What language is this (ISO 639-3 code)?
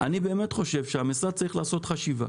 heb